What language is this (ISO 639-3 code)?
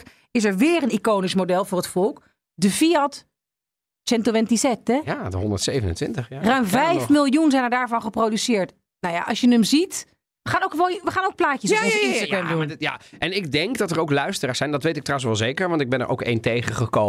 nld